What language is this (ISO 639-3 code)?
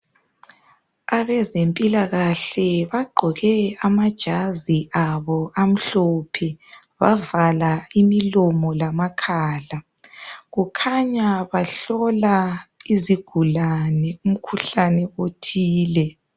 nde